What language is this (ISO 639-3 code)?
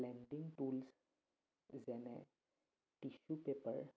asm